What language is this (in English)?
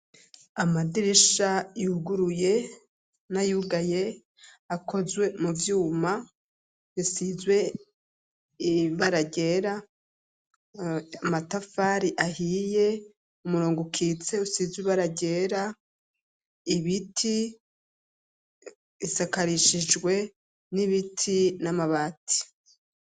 Rundi